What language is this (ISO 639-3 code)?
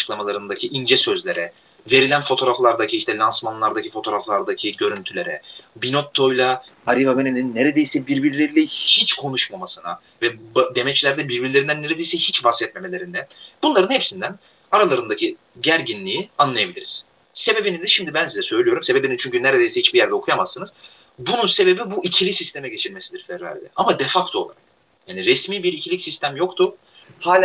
tur